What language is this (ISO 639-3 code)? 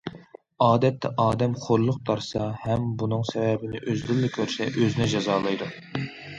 uig